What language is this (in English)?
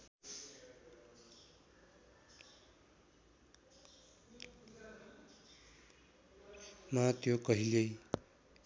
Nepali